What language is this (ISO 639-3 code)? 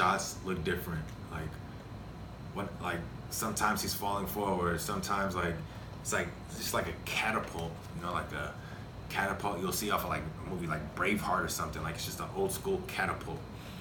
eng